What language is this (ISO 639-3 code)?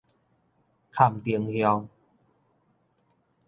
nan